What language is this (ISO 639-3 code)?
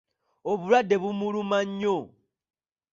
lug